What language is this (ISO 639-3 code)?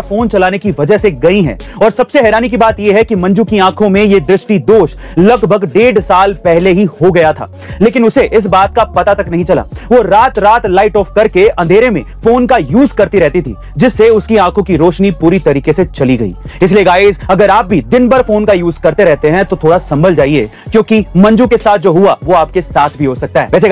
hin